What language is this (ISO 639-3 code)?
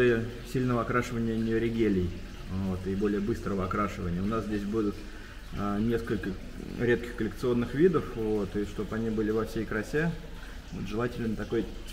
rus